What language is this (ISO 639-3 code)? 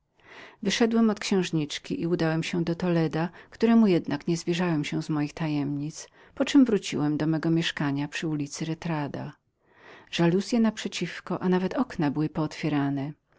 pol